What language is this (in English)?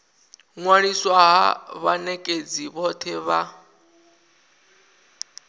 Venda